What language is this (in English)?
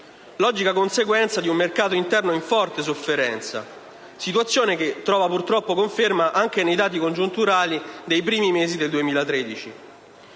Italian